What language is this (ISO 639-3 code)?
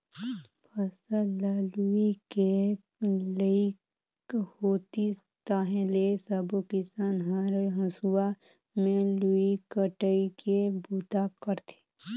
hne